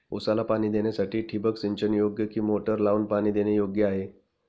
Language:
Marathi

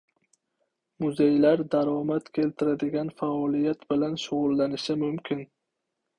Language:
Uzbek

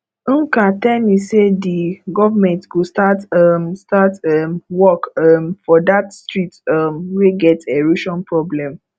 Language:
Nigerian Pidgin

